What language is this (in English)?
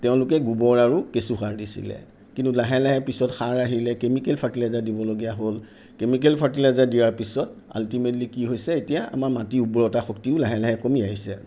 Assamese